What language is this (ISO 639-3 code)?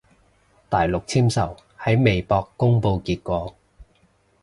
yue